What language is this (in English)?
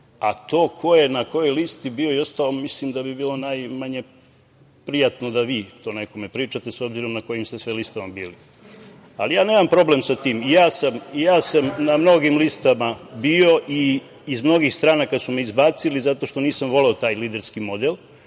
Serbian